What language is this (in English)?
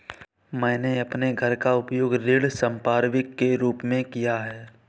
Hindi